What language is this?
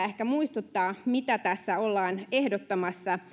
Finnish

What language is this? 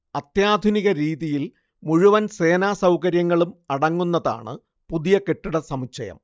Malayalam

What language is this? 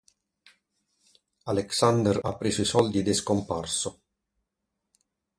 Italian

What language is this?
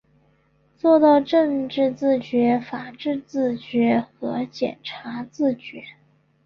Chinese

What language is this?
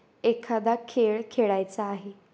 Marathi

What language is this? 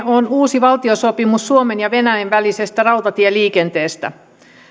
Finnish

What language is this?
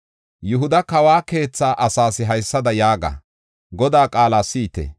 Gofa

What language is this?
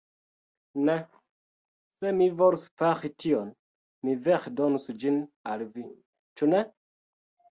Esperanto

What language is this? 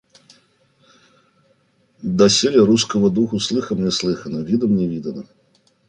Russian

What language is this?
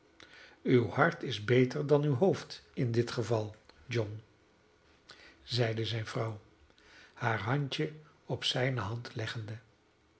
Dutch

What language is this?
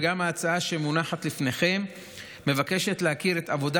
Hebrew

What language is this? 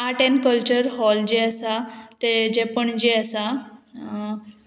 Konkani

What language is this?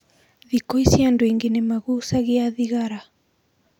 Kikuyu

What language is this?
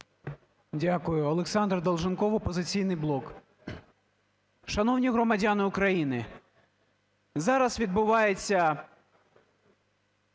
Ukrainian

